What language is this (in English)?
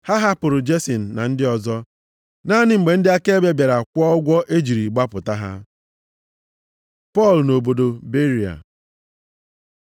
Igbo